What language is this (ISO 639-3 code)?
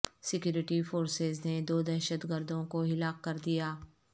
urd